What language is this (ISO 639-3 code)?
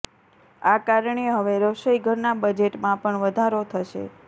guj